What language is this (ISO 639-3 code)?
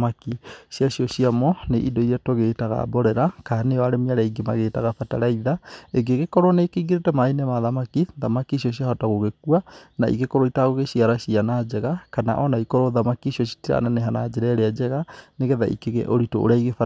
kik